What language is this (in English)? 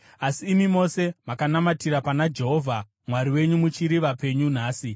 Shona